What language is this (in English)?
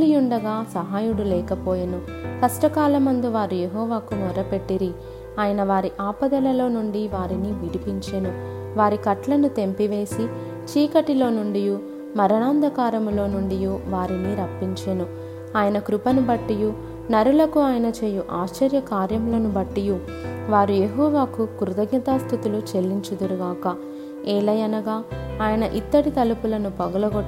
Telugu